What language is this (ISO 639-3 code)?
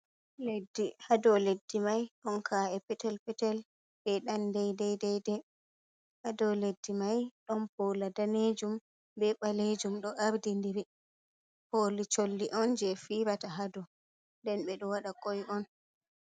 ful